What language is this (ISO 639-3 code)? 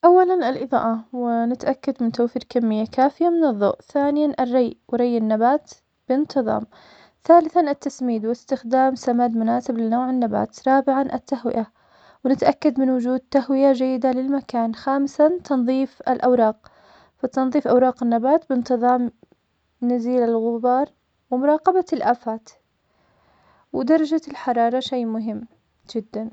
acx